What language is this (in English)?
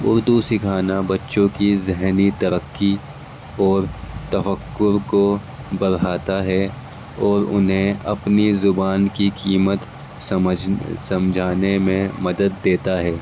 Urdu